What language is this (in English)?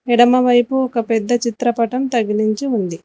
Telugu